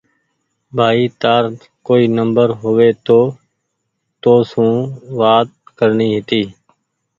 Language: Goaria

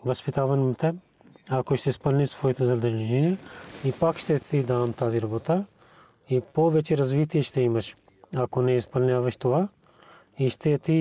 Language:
Bulgarian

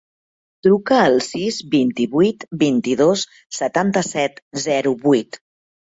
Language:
Catalan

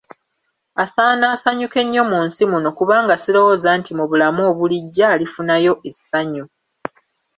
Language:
Ganda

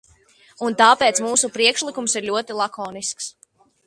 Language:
Latvian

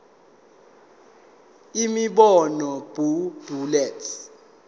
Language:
Zulu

